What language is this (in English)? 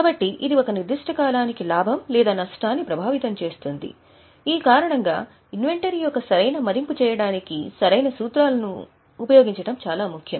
Telugu